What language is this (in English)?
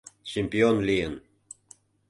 Mari